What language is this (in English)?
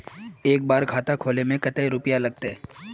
Magahi